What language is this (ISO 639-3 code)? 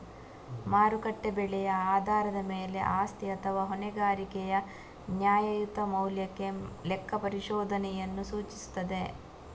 kan